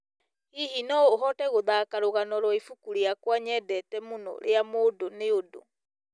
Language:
Kikuyu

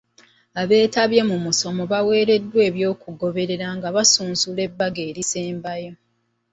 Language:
Ganda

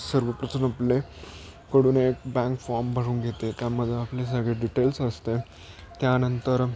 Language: Marathi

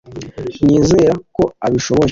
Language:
Kinyarwanda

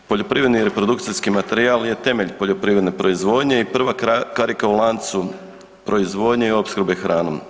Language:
Croatian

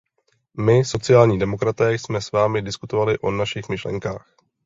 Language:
Czech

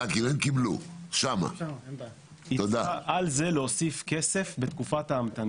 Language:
Hebrew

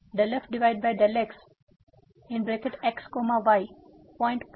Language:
Gujarati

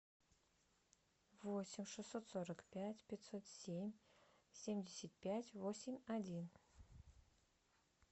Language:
Russian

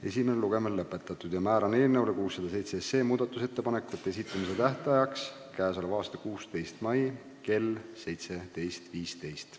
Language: Estonian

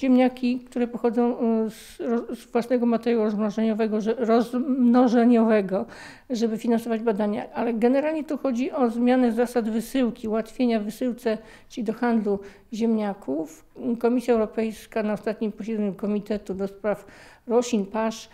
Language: Polish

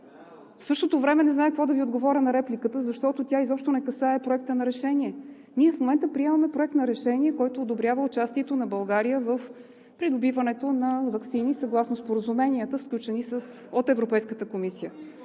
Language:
Bulgarian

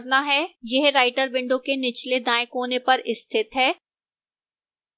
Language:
Hindi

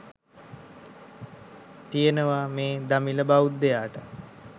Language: Sinhala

